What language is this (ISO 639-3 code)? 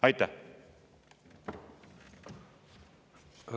est